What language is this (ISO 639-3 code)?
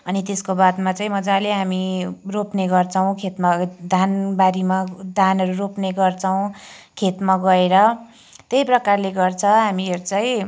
nep